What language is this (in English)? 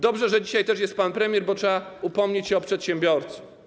Polish